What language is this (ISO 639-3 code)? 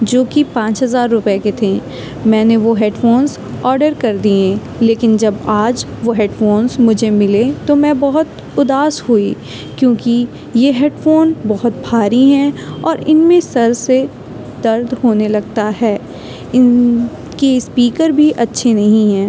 urd